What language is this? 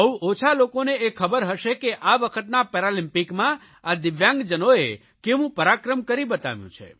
Gujarati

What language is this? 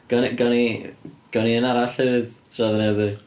Welsh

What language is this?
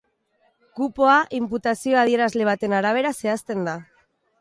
Basque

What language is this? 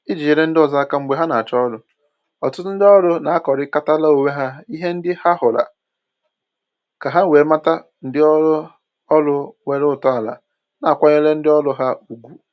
Igbo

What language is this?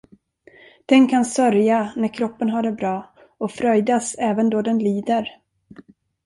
Swedish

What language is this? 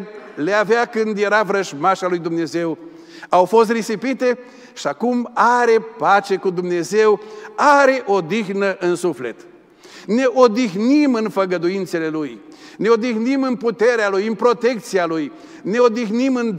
Romanian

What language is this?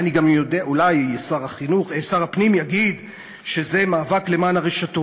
Hebrew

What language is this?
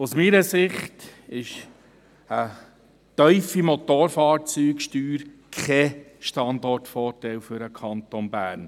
Swiss German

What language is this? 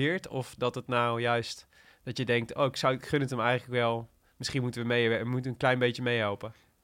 Dutch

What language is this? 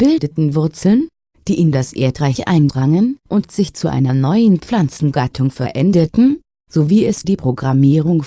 German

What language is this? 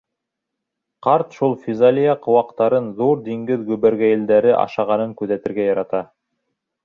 Bashkir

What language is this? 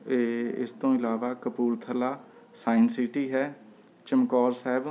Punjabi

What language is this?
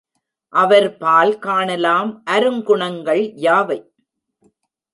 Tamil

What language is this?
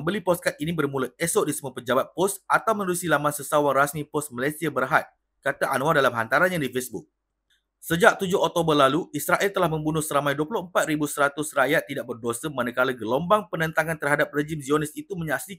Malay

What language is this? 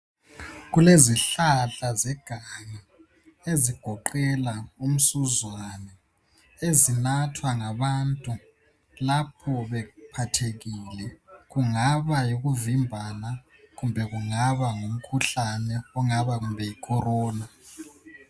North Ndebele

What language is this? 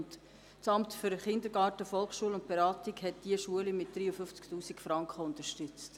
Swiss German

